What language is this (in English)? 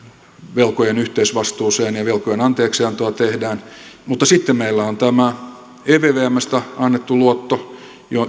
Finnish